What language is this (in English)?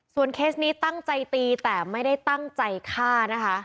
Thai